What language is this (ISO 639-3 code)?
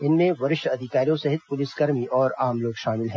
hin